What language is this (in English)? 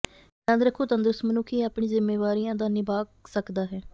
Punjabi